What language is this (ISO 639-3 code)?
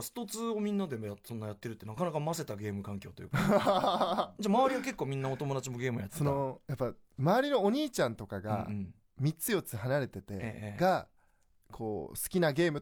jpn